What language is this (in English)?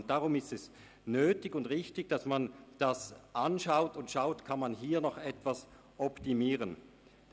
Swiss German